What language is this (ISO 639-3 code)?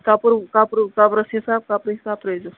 kas